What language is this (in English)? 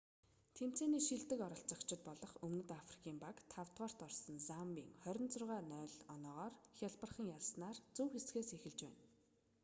Mongolian